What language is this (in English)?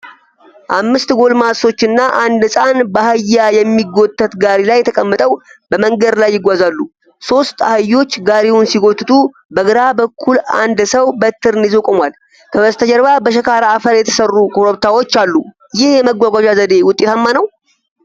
Amharic